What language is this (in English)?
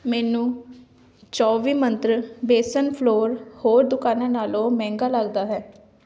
Punjabi